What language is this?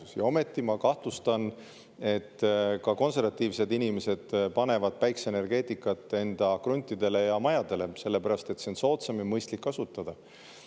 Estonian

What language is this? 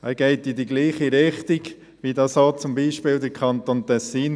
Swiss German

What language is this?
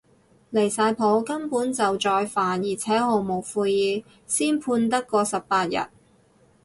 Cantonese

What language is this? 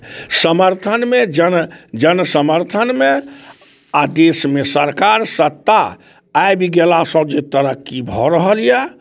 Maithili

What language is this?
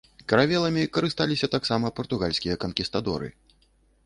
Belarusian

